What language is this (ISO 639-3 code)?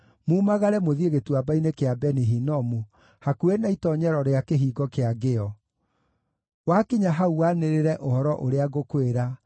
kik